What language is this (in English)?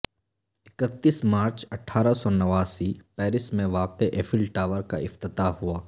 Urdu